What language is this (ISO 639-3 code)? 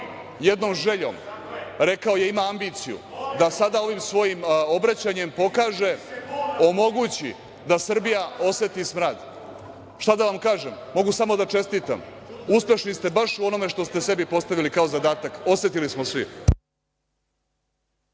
srp